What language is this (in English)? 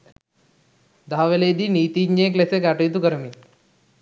Sinhala